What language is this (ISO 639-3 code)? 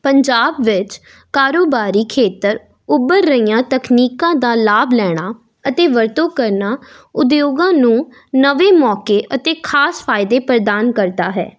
pan